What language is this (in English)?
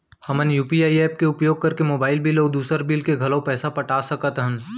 Chhattisgarhi